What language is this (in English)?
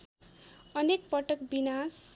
Nepali